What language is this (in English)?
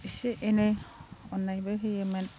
Bodo